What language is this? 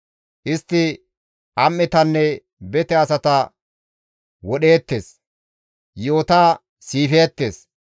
Gamo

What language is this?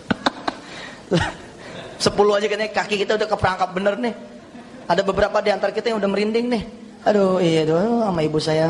Indonesian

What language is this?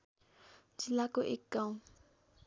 Nepali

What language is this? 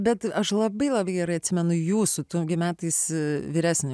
Lithuanian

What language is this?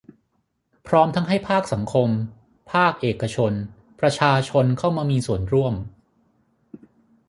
Thai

